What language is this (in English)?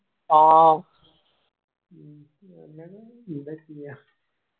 Malayalam